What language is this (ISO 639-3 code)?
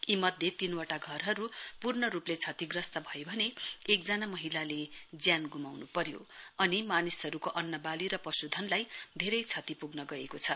nep